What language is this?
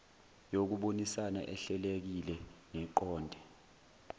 Zulu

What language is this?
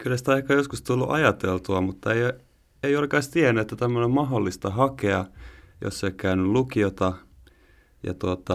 Finnish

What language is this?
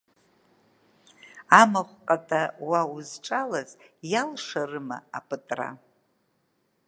Abkhazian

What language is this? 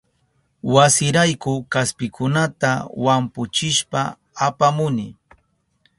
Southern Pastaza Quechua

